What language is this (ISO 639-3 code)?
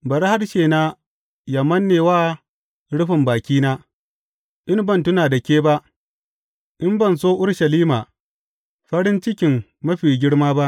hau